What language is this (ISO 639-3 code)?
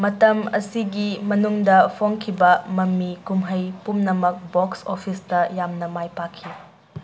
mni